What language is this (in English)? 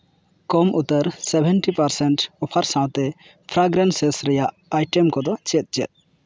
Santali